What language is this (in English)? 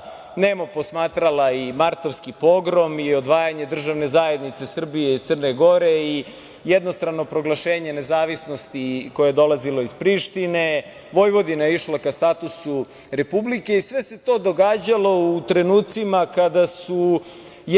Serbian